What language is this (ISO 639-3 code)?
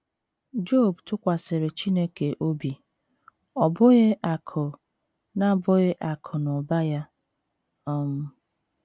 ibo